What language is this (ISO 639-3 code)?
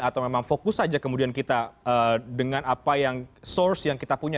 ind